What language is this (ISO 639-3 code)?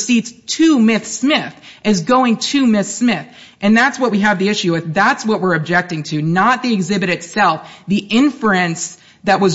eng